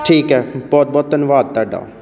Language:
Punjabi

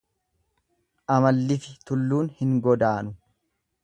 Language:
Oromo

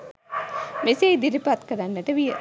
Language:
Sinhala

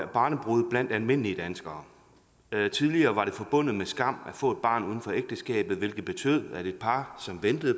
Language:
Danish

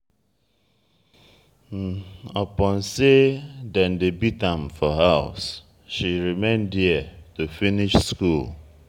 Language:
Nigerian Pidgin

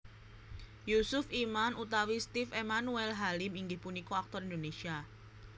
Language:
Javanese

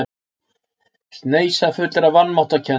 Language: Icelandic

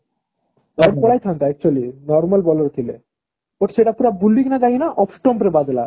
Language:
Odia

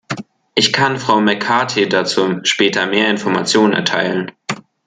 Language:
German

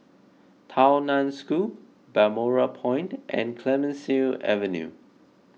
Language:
English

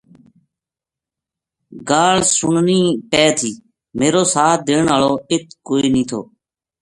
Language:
Gujari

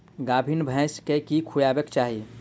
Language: Maithili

